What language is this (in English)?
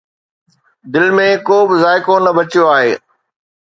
Sindhi